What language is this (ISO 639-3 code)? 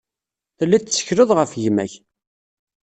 kab